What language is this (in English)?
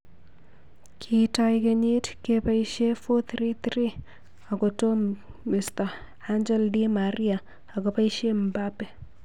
Kalenjin